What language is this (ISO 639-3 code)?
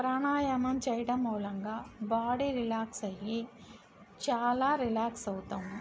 tel